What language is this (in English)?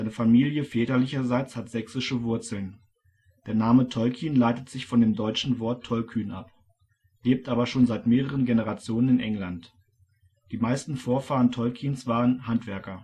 German